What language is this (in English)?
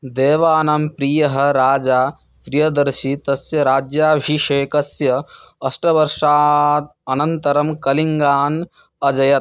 Sanskrit